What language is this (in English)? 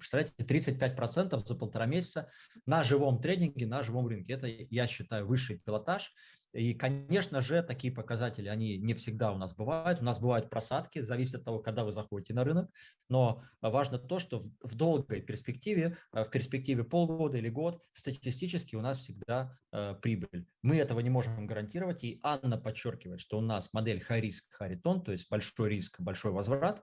Russian